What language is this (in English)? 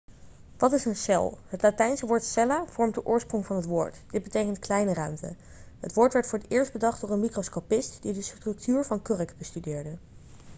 Dutch